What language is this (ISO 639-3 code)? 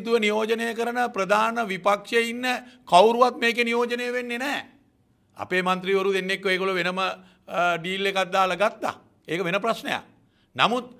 ron